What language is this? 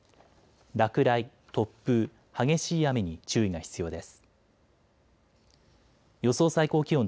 Japanese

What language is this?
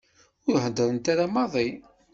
Kabyle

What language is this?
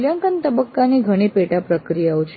Gujarati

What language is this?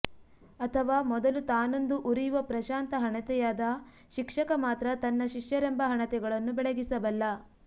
Kannada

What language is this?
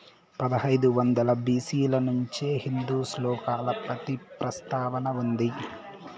Telugu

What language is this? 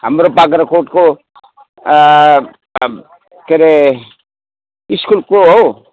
Nepali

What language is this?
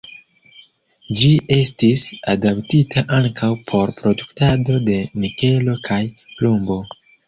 Esperanto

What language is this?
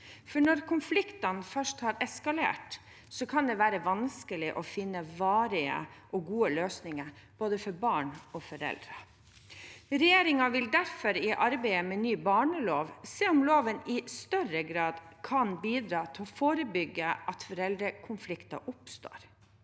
Norwegian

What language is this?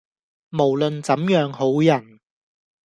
Cantonese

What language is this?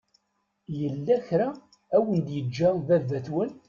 Kabyle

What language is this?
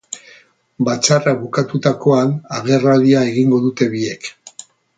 Basque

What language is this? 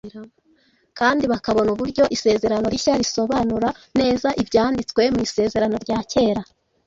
Kinyarwanda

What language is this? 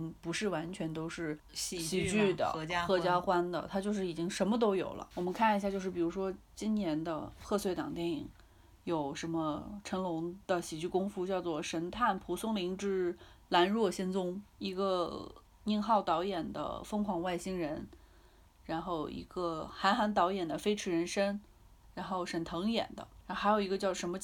Chinese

